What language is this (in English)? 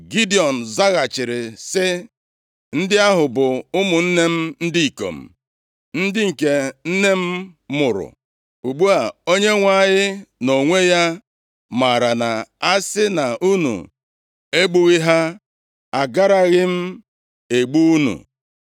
Igbo